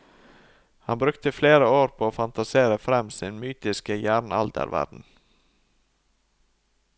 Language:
Norwegian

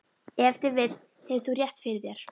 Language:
Icelandic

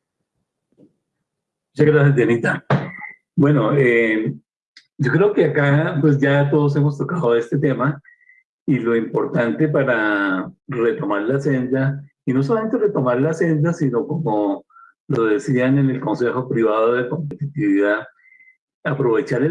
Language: Spanish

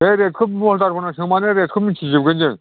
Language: Bodo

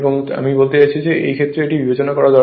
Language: Bangla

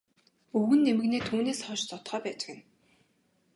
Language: Mongolian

